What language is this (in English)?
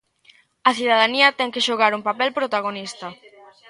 Galician